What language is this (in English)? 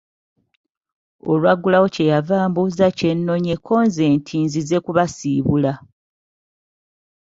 Ganda